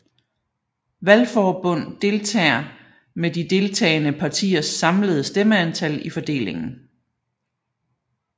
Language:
Danish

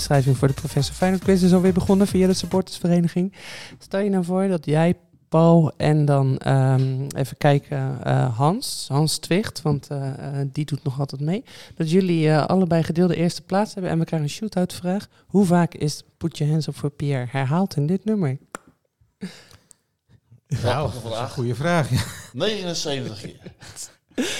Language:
Dutch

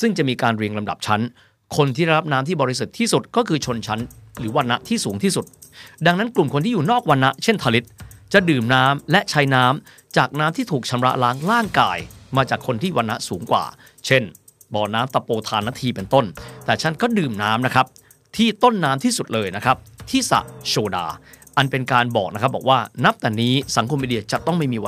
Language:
Thai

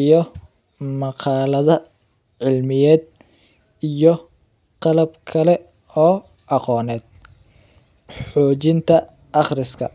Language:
Somali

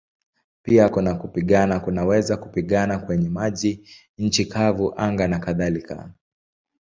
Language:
Swahili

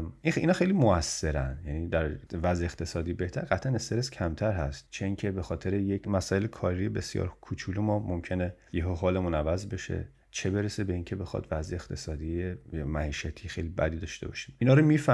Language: Persian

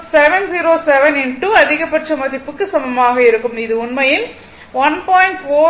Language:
Tamil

